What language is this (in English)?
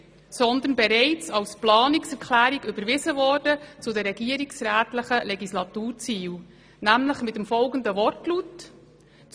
Swiss German